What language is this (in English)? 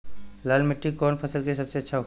Bhojpuri